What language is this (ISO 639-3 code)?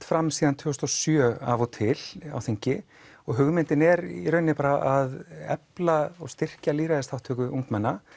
isl